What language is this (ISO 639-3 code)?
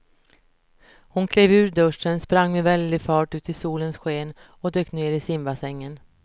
swe